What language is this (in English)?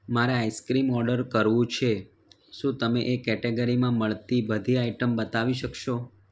Gujarati